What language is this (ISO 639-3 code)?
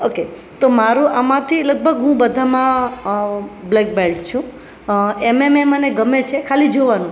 guj